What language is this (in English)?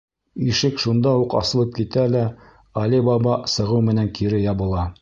Bashkir